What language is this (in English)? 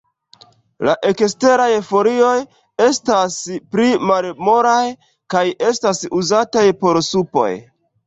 Esperanto